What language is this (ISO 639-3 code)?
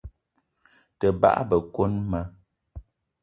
eto